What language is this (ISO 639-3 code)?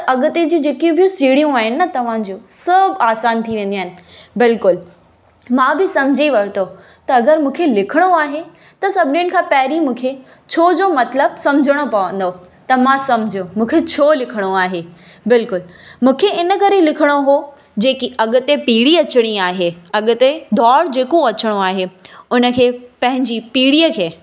snd